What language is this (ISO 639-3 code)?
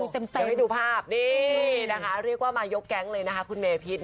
tha